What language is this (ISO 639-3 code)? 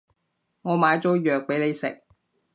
yue